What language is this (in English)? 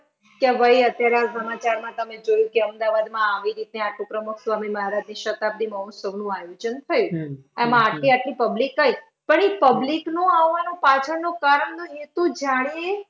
Gujarati